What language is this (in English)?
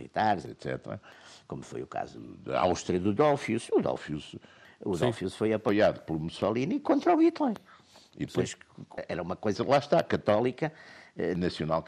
Portuguese